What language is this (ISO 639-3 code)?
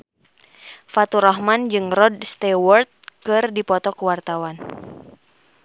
sun